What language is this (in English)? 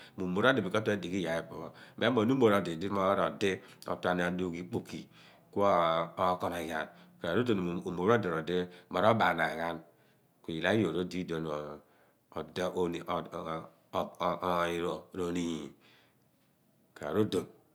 Abua